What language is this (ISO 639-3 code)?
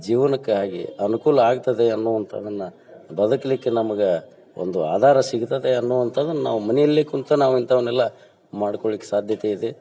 kan